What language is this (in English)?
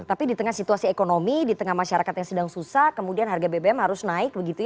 Indonesian